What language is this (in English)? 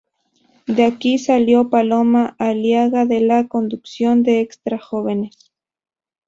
Spanish